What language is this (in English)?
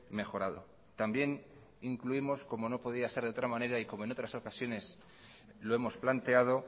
Spanish